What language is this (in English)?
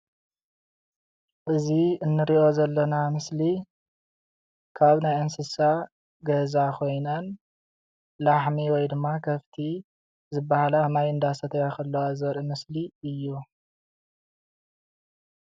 Tigrinya